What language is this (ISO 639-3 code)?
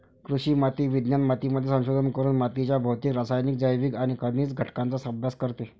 mar